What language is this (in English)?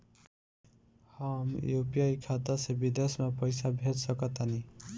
Bhojpuri